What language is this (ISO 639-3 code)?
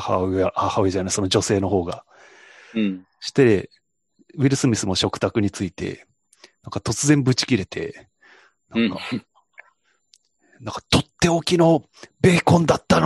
jpn